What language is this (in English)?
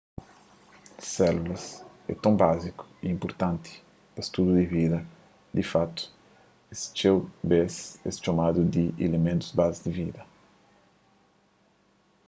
Kabuverdianu